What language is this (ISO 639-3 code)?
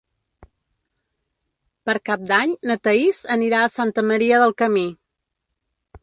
cat